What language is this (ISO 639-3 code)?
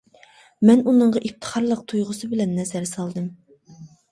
uig